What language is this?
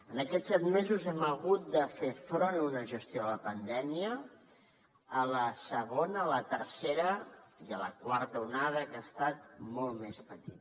Catalan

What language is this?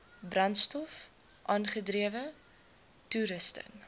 Afrikaans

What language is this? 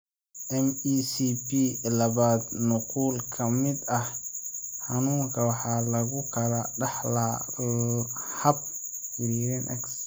Somali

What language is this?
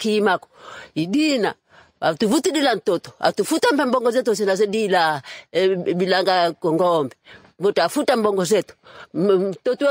French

